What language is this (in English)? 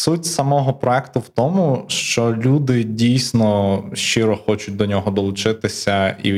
Ukrainian